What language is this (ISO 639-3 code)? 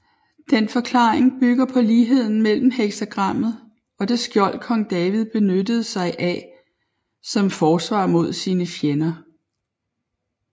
dan